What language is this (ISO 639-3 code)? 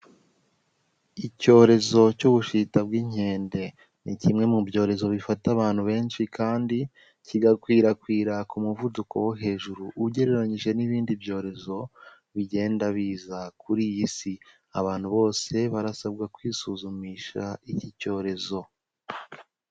kin